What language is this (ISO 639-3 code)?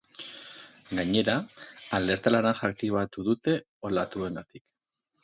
eus